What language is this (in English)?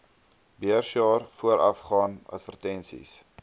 Afrikaans